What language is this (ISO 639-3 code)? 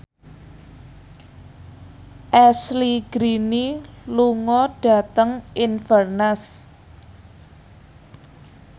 jav